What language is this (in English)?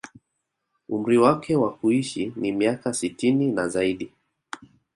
Swahili